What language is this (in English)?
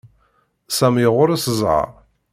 Kabyle